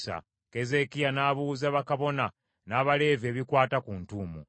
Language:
Ganda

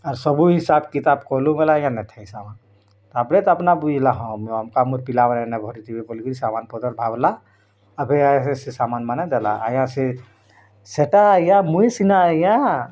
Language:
Odia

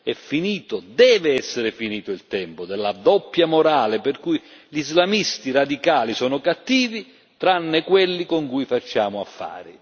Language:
Italian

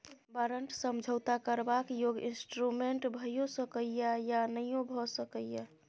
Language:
Maithili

